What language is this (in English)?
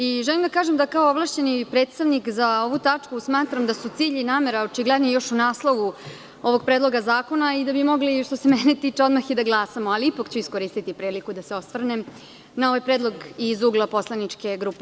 Serbian